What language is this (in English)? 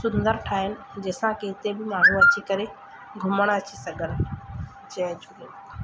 Sindhi